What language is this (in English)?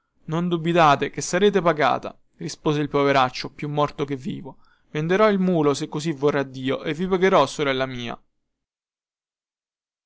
Italian